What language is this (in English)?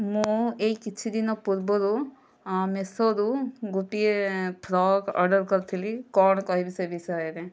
Odia